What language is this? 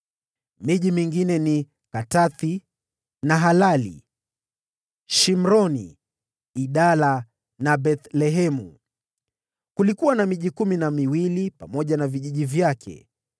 Swahili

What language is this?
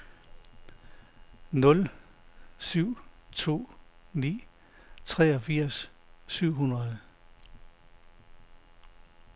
Danish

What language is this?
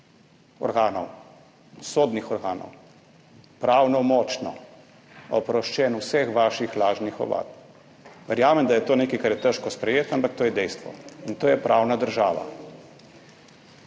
Slovenian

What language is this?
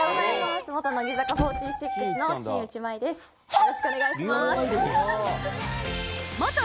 Japanese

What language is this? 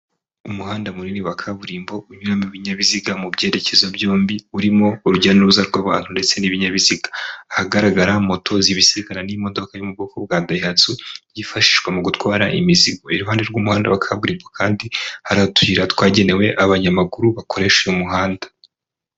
Kinyarwanda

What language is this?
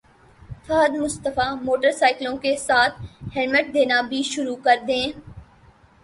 Urdu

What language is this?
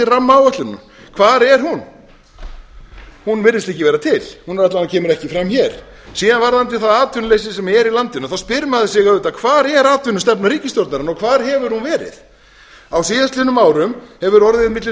Icelandic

